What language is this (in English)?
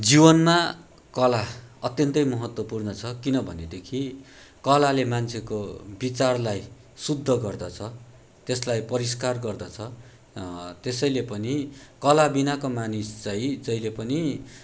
Nepali